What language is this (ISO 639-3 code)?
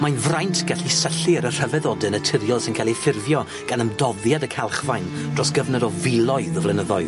cym